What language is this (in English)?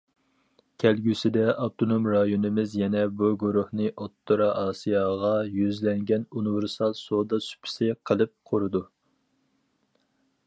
Uyghur